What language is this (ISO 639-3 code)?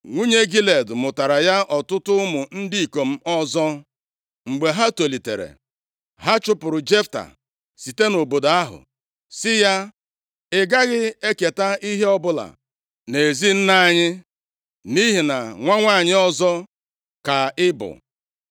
ibo